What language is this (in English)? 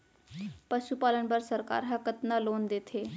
Chhattisgarhi